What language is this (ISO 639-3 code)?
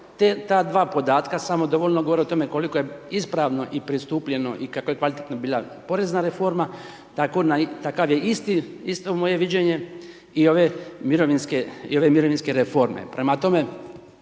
hrv